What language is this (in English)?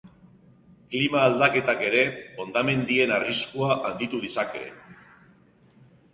Basque